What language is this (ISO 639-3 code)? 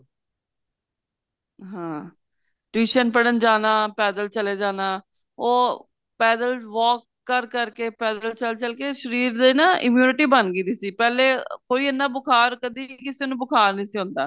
pan